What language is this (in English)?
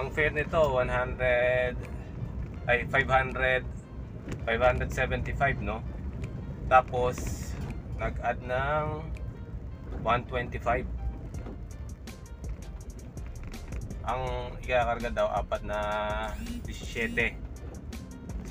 Filipino